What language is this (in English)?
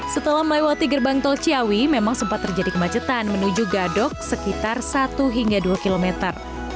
Indonesian